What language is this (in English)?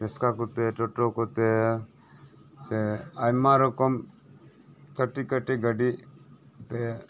Santali